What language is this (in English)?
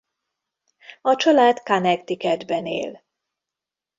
Hungarian